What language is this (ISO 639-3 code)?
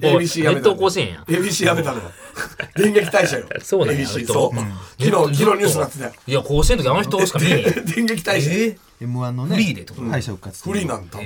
jpn